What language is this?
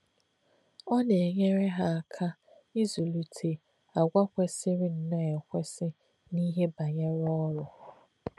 Igbo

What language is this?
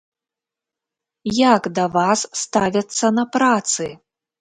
Belarusian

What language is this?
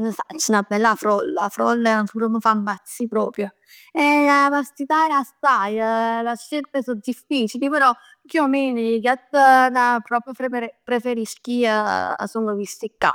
Neapolitan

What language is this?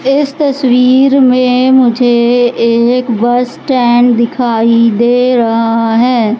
Hindi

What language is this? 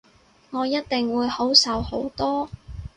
Cantonese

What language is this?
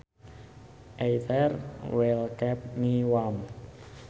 Sundanese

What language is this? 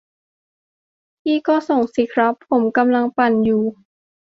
Thai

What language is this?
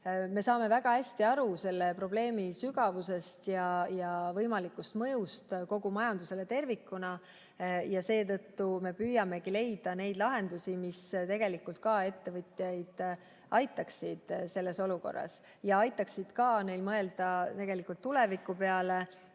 Estonian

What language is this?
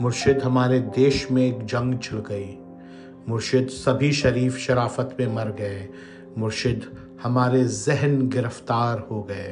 Urdu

